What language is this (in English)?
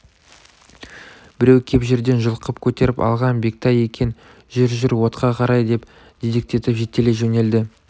Kazakh